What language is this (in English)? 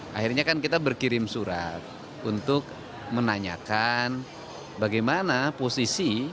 Indonesian